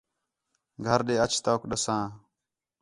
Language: Khetrani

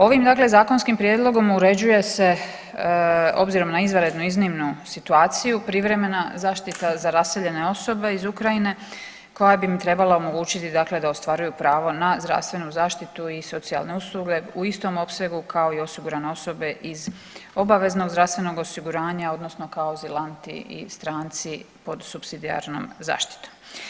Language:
Croatian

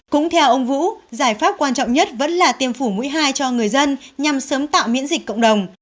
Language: Vietnamese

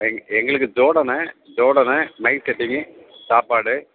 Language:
Tamil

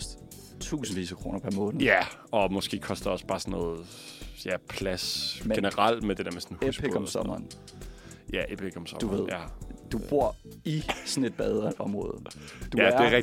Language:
Danish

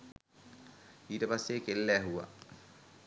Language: Sinhala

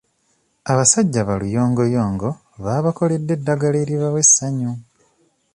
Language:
Ganda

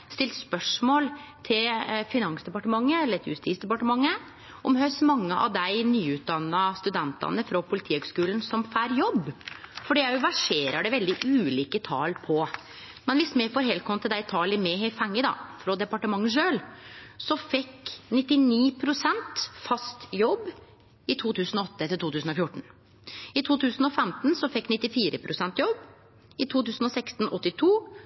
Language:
Norwegian Nynorsk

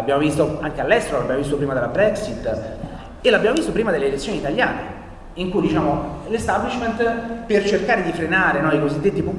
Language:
Italian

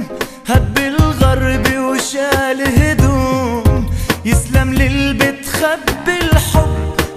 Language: Arabic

